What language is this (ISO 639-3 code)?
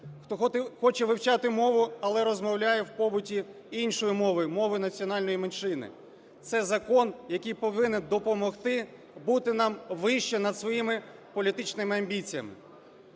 ukr